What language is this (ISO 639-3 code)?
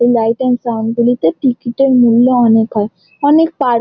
ben